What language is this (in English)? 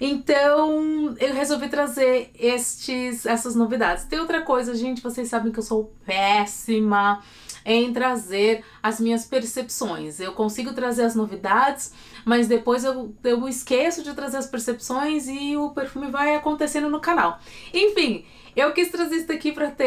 Portuguese